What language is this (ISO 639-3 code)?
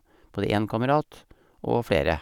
nor